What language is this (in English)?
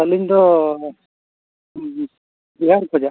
Santali